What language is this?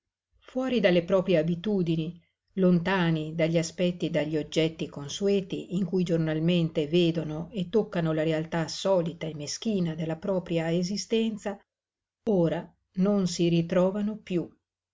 Italian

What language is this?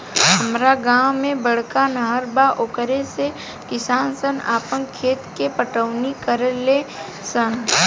Bhojpuri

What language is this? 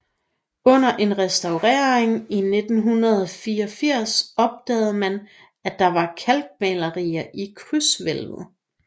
Danish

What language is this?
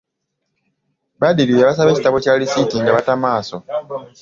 Ganda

